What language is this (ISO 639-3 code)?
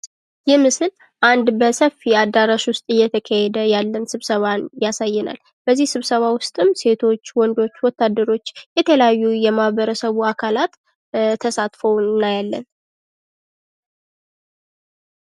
amh